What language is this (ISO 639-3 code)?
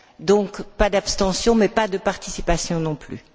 fra